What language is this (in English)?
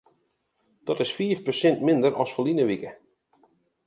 Western Frisian